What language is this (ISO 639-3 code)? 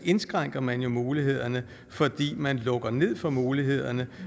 dan